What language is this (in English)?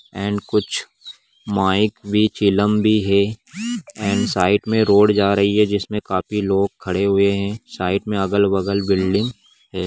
Magahi